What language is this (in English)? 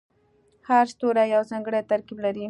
Pashto